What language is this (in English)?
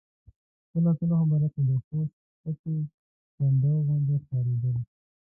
Pashto